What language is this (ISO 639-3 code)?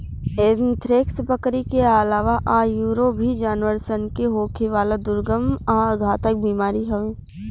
bho